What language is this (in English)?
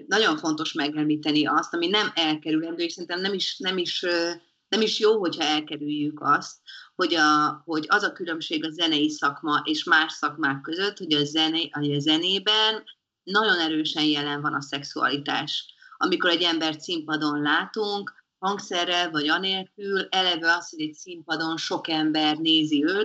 Hungarian